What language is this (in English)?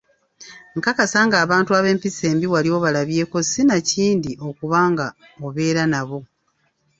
Ganda